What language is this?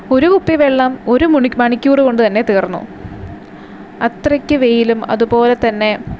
Malayalam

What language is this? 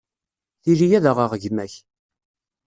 Kabyle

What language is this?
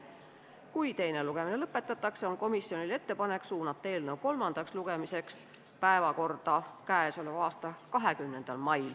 Estonian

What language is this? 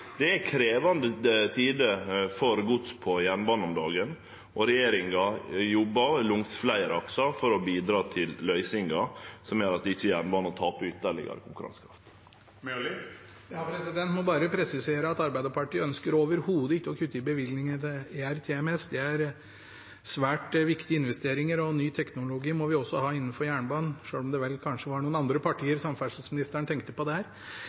Norwegian Bokmål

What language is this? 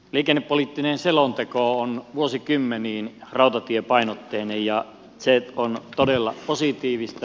Finnish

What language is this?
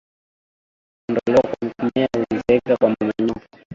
Swahili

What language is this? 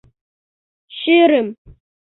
Mari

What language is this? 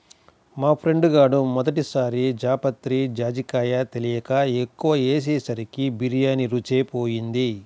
Telugu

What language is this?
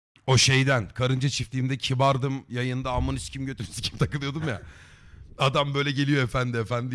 Turkish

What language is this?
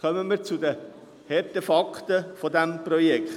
Swiss German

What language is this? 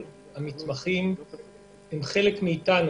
Hebrew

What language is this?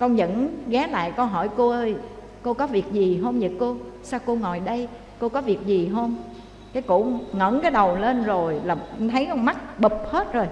Vietnamese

